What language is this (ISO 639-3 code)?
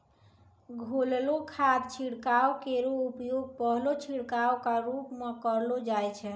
mai